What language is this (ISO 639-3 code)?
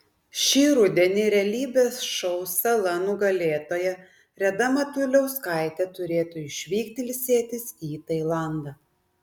lit